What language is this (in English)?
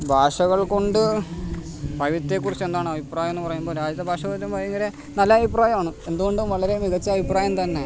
Malayalam